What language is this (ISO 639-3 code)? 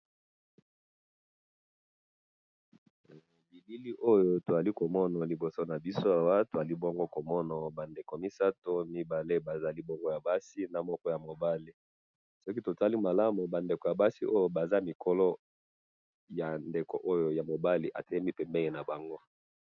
lin